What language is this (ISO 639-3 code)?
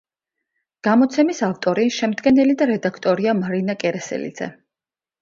kat